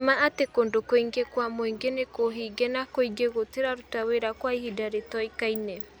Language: Kikuyu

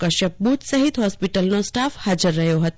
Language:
Gujarati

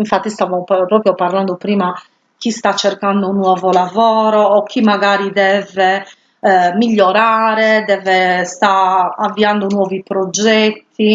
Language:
Italian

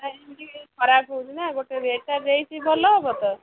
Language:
Odia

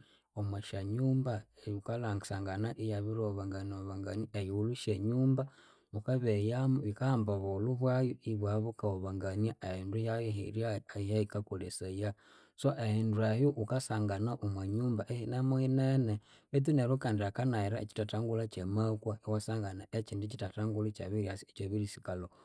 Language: Konzo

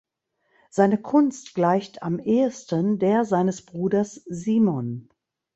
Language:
German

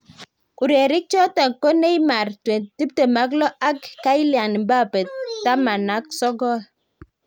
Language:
Kalenjin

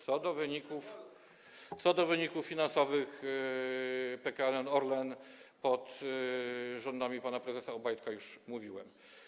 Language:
Polish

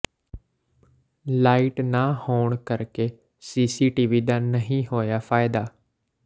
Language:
Punjabi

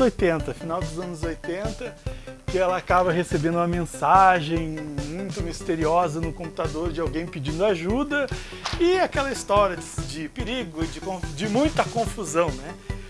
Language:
Portuguese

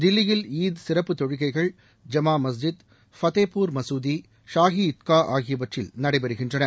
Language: Tamil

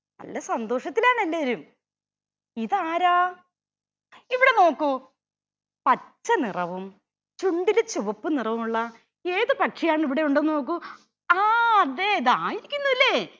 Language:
Malayalam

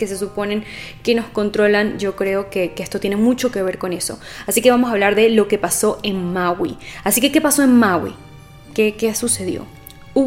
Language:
Spanish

